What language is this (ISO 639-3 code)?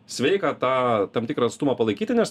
lit